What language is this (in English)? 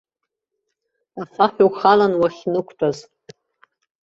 Abkhazian